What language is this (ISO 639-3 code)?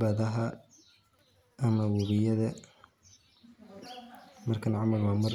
som